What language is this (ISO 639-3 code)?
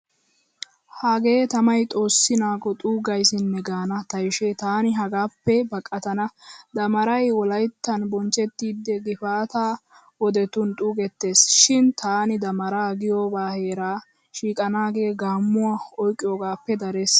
wal